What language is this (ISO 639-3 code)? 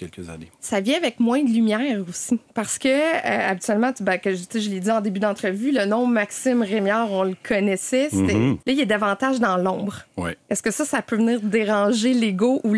fra